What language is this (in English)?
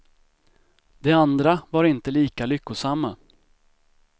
Swedish